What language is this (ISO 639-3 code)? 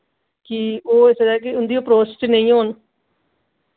doi